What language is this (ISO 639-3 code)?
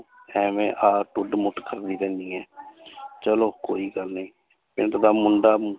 pan